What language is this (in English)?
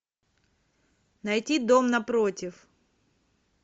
Russian